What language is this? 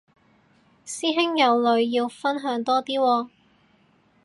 Cantonese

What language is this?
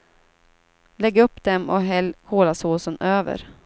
Swedish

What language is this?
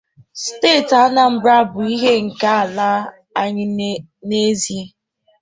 Igbo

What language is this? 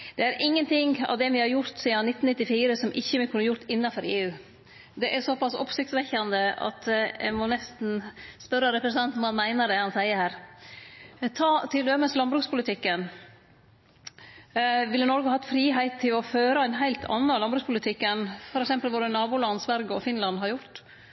Norwegian Nynorsk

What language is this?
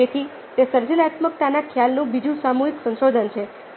Gujarati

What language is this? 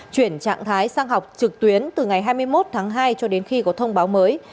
Vietnamese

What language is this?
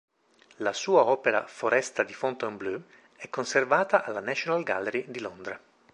Italian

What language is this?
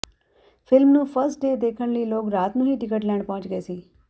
Punjabi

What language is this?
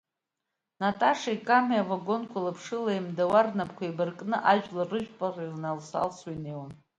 Abkhazian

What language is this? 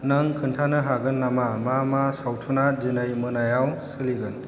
Bodo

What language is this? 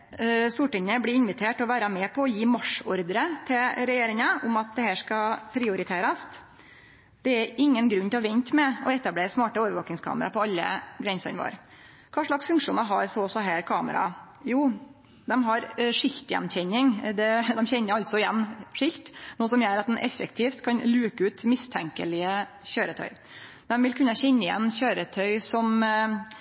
Norwegian Nynorsk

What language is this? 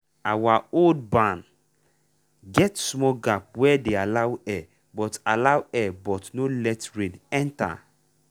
Nigerian Pidgin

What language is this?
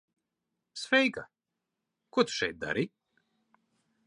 Latvian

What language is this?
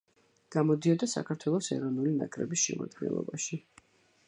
Georgian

